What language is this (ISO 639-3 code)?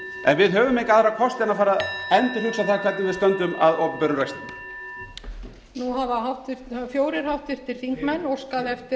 isl